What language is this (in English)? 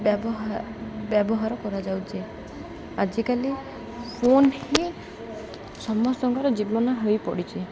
Odia